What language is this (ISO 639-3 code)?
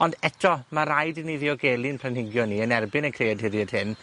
cym